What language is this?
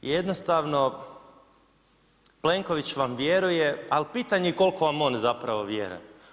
Croatian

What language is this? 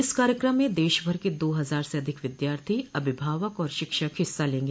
Hindi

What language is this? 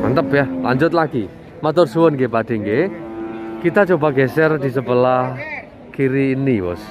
Indonesian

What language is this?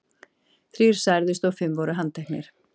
Icelandic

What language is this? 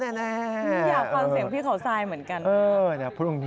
Thai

